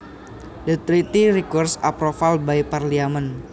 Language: Javanese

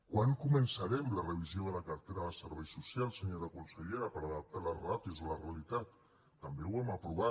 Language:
Catalan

